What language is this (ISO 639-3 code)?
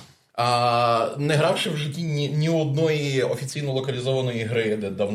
ukr